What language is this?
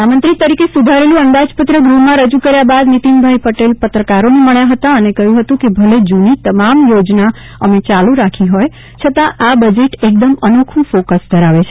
Gujarati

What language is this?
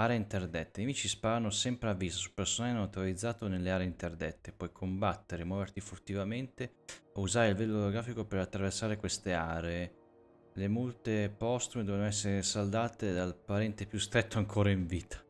Italian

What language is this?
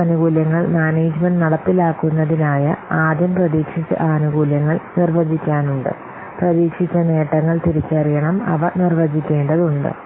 Malayalam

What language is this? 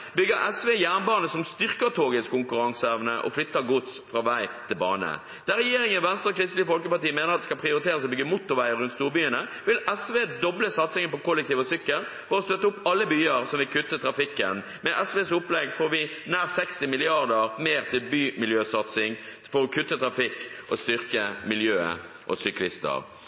Norwegian Bokmål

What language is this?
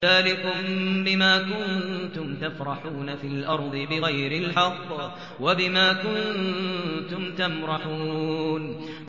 Arabic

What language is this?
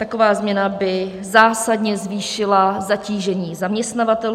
Czech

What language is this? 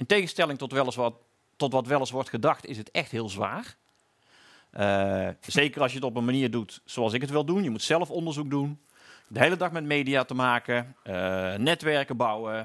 Dutch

